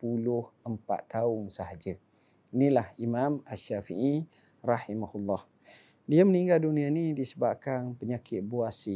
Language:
Malay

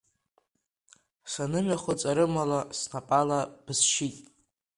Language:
Abkhazian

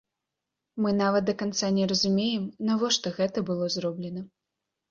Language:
Belarusian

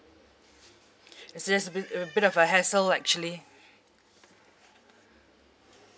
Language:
English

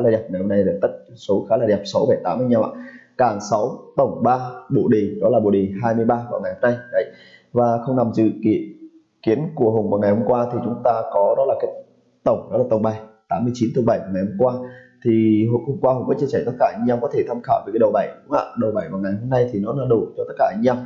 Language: Vietnamese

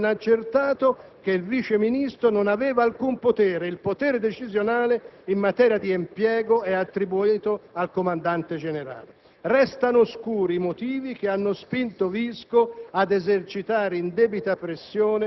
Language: Italian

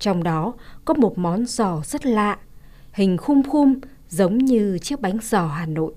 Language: Vietnamese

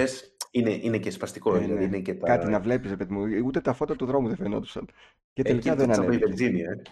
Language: Greek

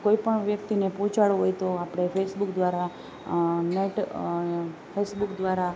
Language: Gujarati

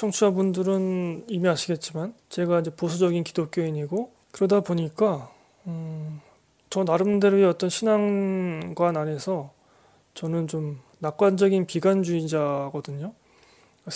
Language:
Korean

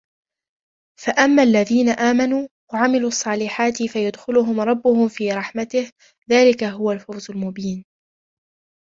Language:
Arabic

